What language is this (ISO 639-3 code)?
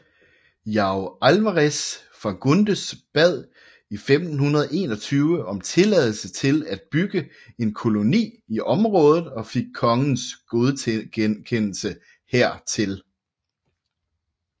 dan